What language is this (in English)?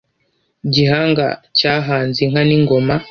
Kinyarwanda